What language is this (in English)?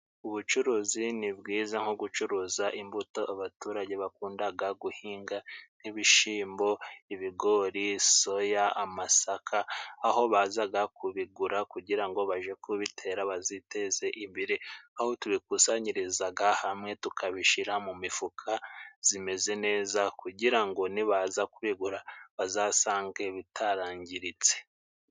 Kinyarwanda